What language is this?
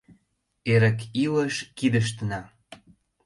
Mari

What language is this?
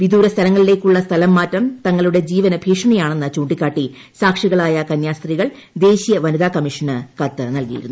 Malayalam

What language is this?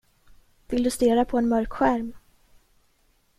Swedish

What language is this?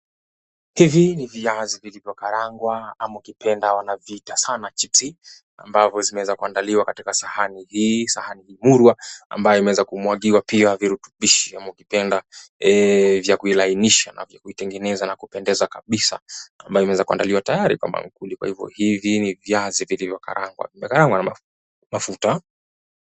Swahili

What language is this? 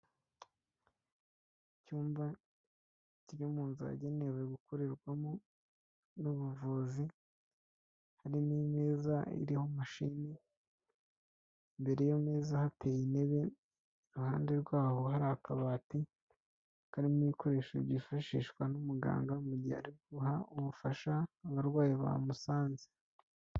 Kinyarwanda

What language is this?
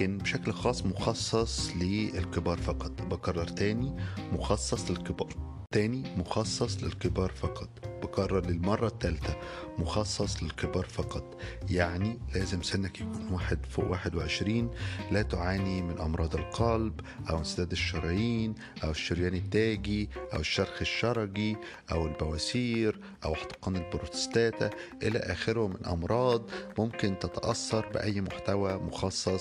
Arabic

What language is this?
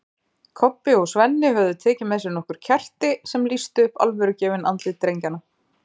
Icelandic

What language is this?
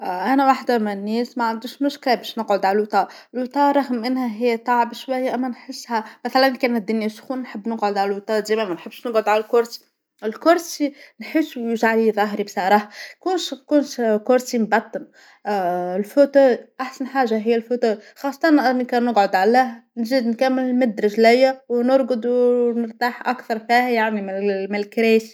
Tunisian Arabic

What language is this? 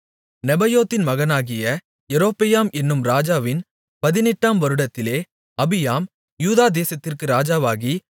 Tamil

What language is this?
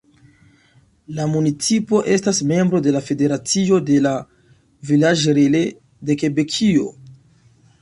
Esperanto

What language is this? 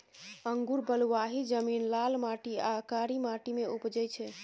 Maithili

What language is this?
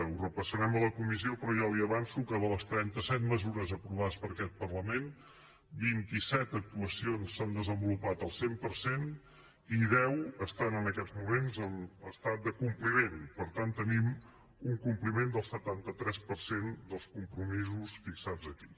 Catalan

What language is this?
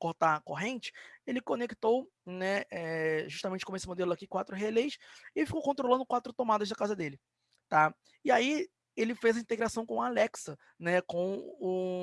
Portuguese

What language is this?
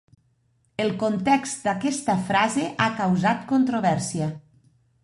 Catalan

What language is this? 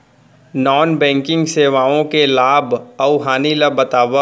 Chhattisgarhi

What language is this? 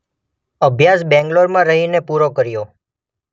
Gujarati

